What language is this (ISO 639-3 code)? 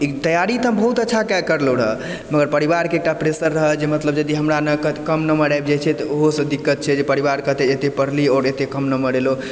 mai